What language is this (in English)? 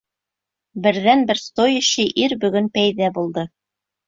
Bashkir